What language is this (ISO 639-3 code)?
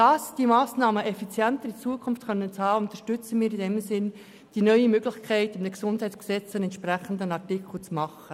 gsw